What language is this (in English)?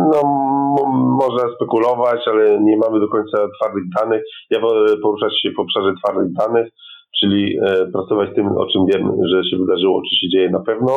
Polish